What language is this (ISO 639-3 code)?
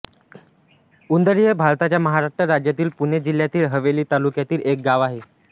mar